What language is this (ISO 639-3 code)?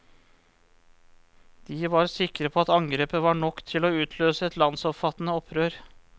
nor